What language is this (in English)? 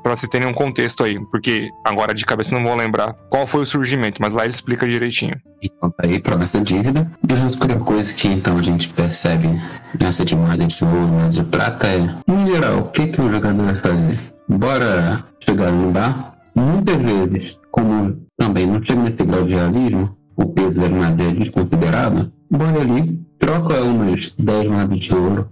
Portuguese